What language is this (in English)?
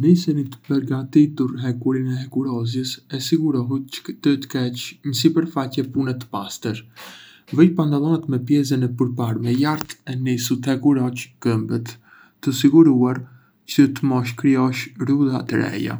Arbëreshë Albanian